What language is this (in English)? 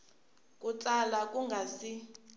Tsonga